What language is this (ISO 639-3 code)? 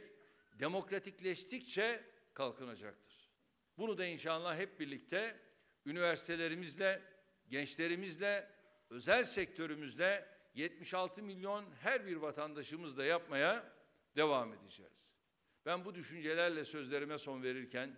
tur